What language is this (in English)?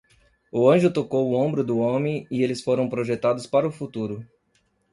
Portuguese